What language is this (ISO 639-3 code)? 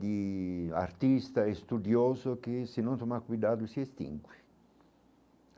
por